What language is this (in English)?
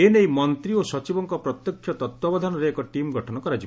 Odia